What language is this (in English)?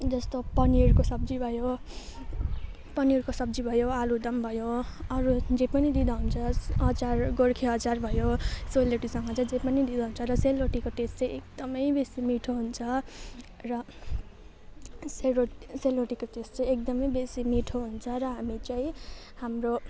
Nepali